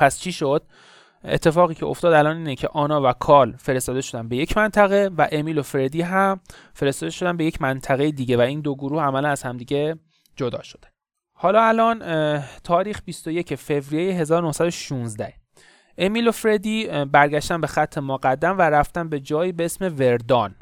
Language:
Persian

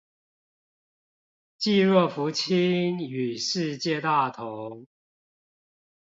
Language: Chinese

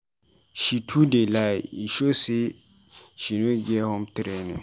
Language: Nigerian Pidgin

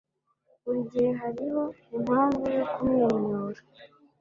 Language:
Kinyarwanda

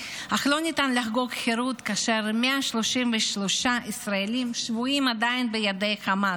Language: Hebrew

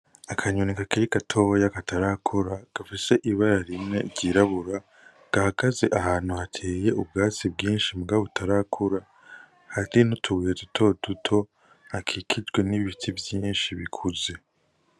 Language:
Rundi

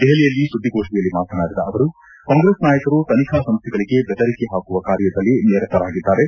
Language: Kannada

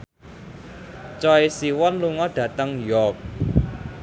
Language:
Javanese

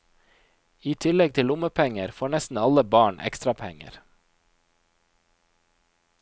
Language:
Norwegian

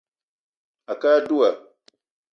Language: Eton (Cameroon)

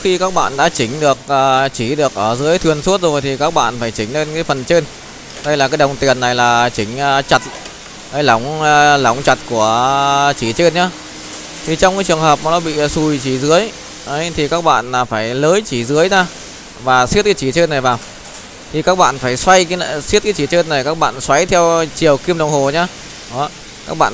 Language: Vietnamese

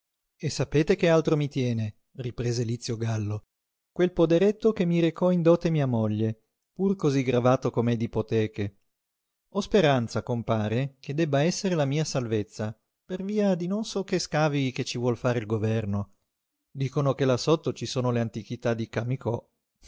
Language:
Italian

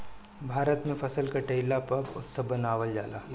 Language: Bhojpuri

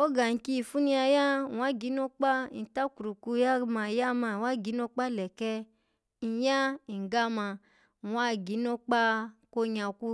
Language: Alago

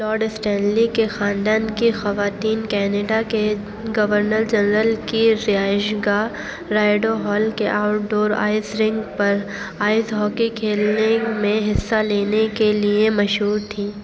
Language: Urdu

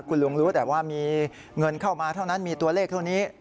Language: Thai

